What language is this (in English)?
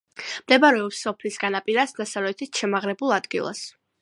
Georgian